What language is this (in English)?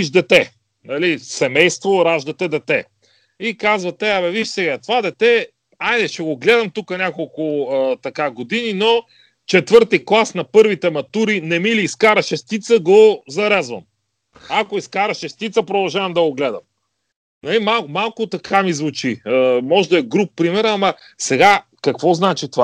Bulgarian